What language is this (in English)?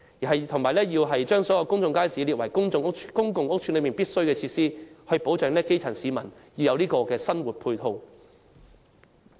Cantonese